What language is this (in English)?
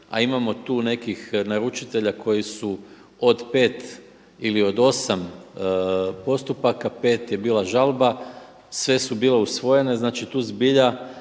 Croatian